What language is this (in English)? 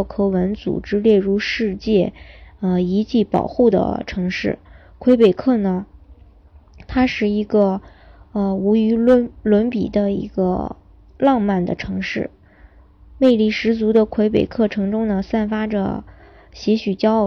Chinese